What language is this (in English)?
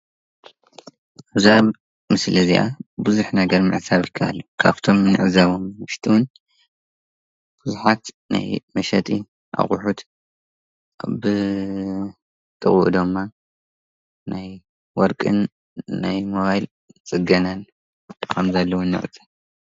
Tigrinya